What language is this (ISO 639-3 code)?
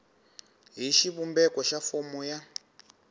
tso